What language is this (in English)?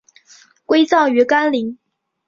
Chinese